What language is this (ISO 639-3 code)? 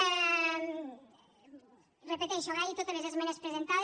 cat